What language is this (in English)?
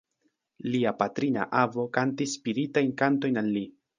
Esperanto